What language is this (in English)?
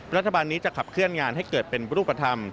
Thai